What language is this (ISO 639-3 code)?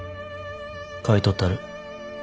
jpn